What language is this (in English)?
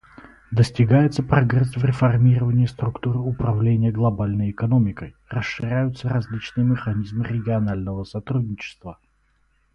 Russian